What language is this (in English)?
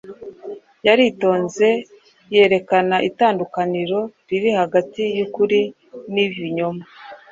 Kinyarwanda